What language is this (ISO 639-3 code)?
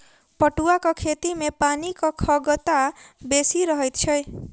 mai